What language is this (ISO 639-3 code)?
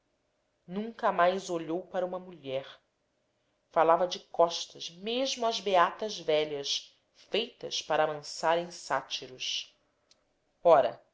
por